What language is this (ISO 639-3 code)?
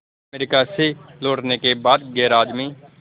hin